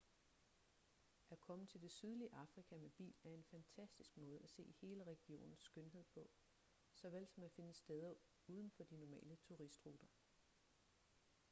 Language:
Danish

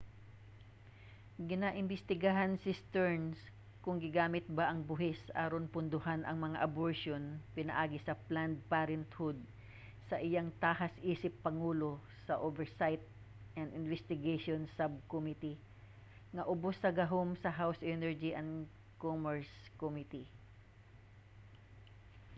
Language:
Cebuano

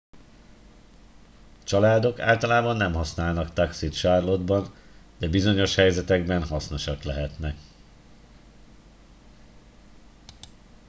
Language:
Hungarian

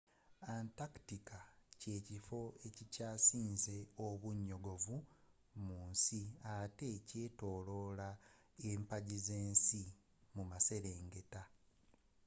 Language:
Ganda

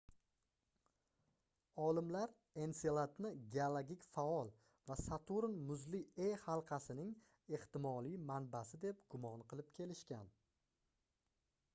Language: Uzbek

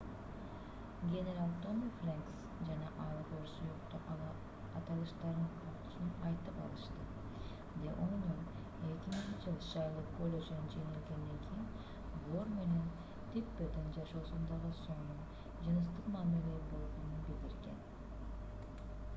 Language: Kyrgyz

